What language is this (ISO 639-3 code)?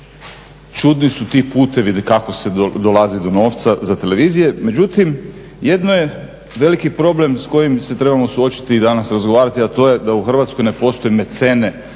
hrv